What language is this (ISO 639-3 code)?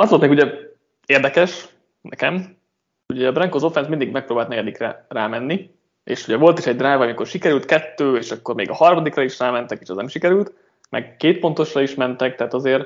hun